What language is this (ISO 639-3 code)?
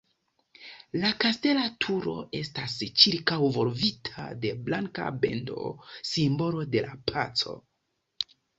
epo